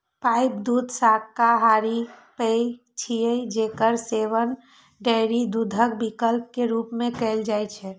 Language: Maithili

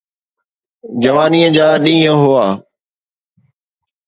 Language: Sindhi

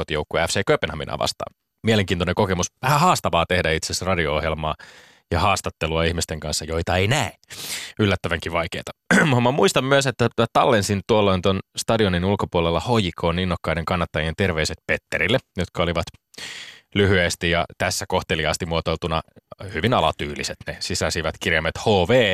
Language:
Finnish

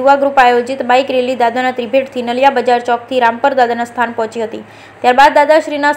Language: Gujarati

